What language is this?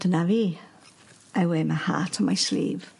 Welsh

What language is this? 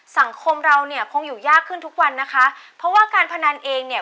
Thai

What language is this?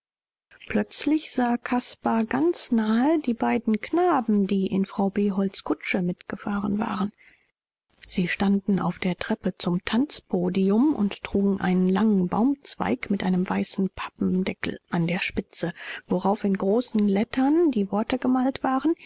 German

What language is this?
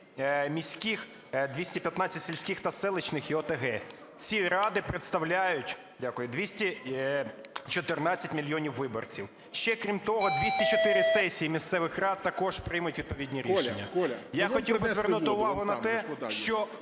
Ukrainian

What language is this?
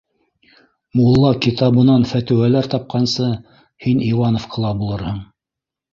Bashkir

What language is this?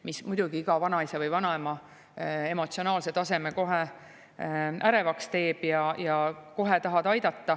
Estonian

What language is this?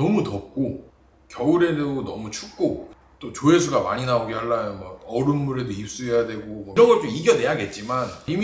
Korean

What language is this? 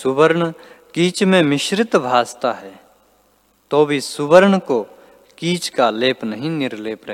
Hindi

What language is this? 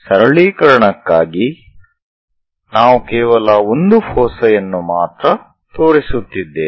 Kannada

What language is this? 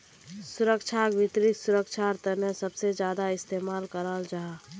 Magahi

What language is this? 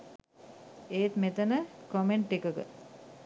Sinhala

